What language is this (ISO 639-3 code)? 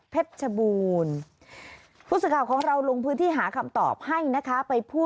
tha